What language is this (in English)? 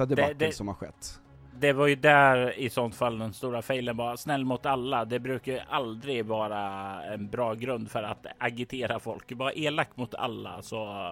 Swedish